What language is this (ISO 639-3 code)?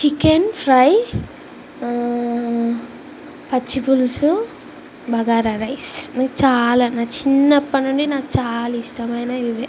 tel